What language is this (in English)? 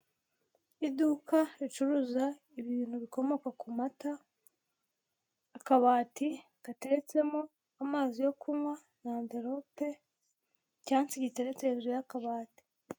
Kinyarwanda